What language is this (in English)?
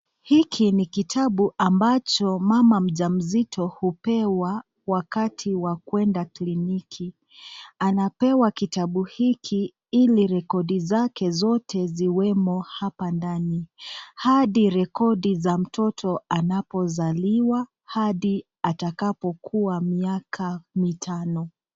Swahili